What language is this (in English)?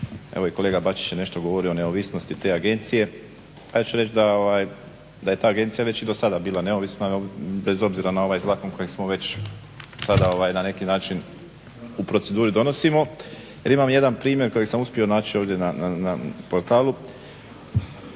Croatian